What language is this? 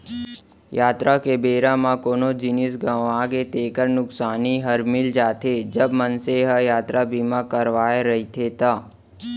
Chhattisgarhi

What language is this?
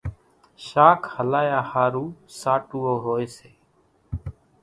Kachi Koli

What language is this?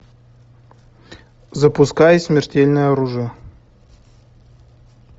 Russian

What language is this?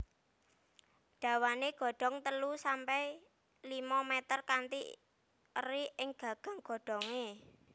Javanese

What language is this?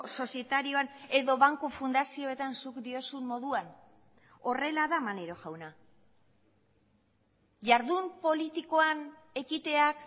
Basque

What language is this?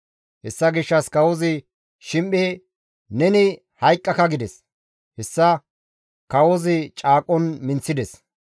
Gamo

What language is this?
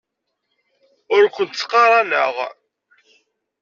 Kabyle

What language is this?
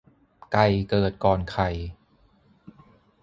Thai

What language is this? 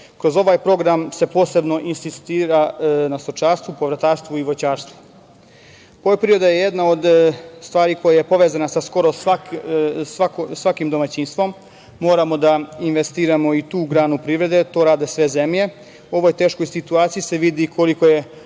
Serbian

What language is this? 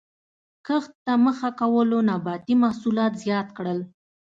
Pashto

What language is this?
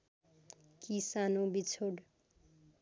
Nepali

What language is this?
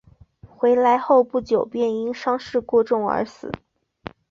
Chinese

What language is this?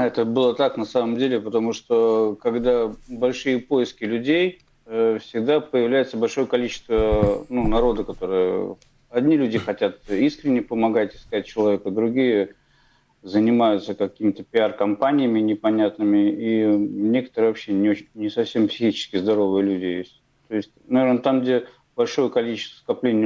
Russian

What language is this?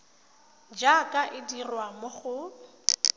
Tswana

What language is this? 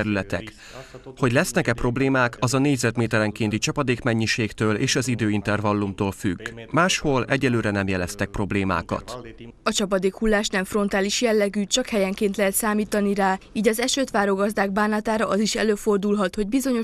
Hungarian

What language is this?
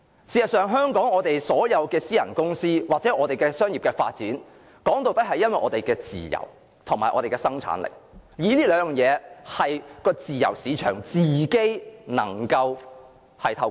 Cantonese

